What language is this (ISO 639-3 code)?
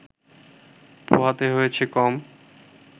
ben